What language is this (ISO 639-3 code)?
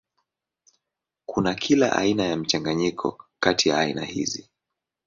swa